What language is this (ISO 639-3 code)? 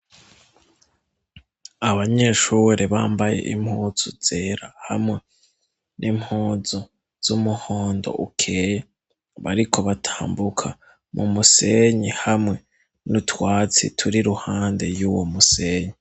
run